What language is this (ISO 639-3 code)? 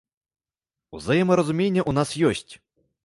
bel